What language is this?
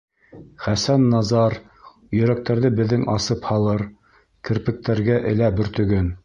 Bashkir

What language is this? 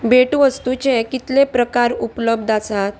Konkani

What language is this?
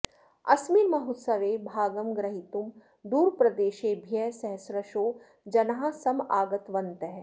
Sanskrit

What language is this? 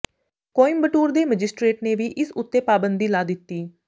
Punjabi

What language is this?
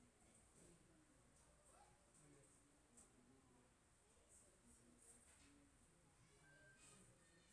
Teop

